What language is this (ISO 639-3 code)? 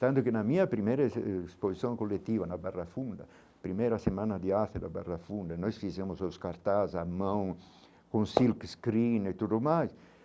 por